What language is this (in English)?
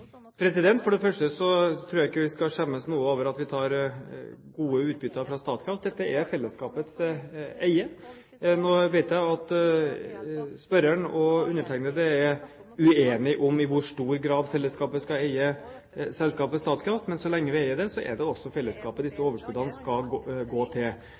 Norwegian Bokmål